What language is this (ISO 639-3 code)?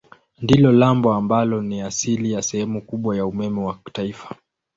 swa